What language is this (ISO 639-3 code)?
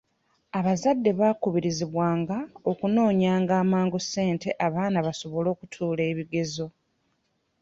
lug